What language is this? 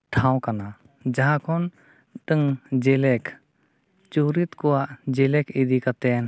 Santali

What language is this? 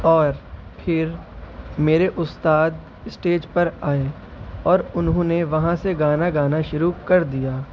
Urdu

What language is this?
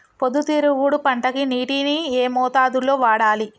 Telugu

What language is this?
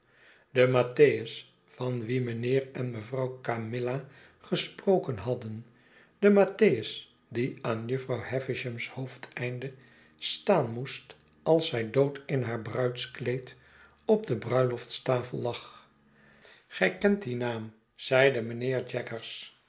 Dutch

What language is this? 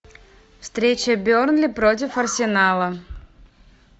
Russian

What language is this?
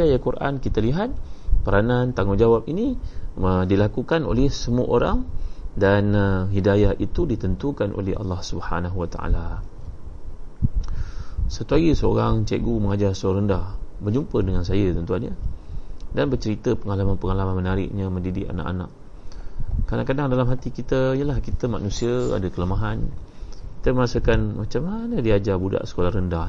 Malay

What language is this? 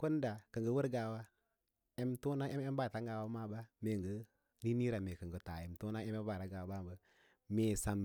Lala-Roba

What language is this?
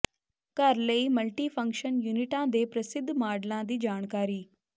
Punjabi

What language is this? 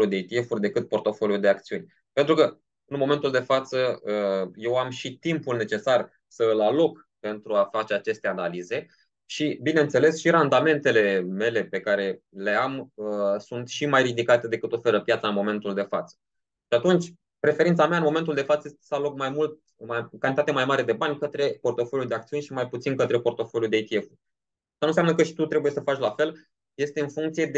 Romanian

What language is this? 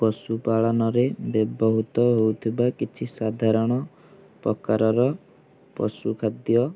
Odia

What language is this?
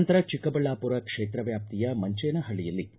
Kannada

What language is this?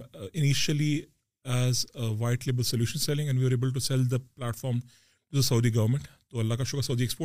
Urdu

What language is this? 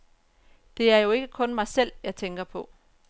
Danish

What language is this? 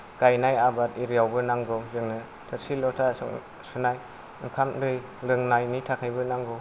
Bodo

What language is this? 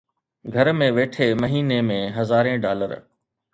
Sindhi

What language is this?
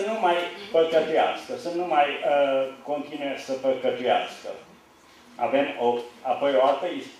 Romanian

